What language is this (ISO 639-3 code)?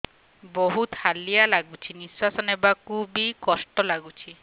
ori